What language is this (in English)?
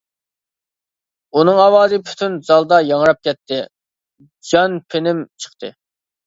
Uyghur